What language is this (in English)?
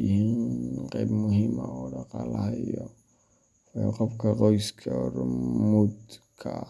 Somali